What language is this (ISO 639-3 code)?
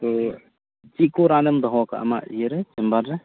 sat